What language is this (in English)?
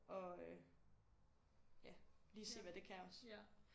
Danish